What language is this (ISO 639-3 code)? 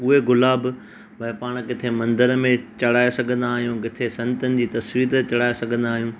snd